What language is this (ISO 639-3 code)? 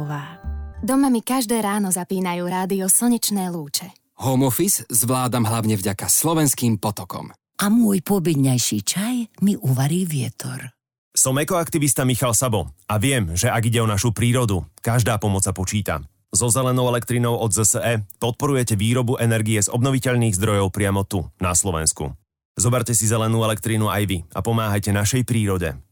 slk